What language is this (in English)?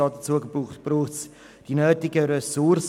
Swiss German